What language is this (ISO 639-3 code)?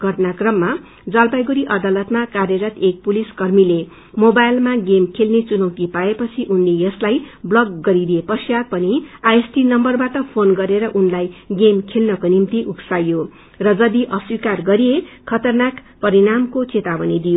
nep